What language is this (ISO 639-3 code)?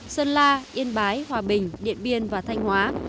vie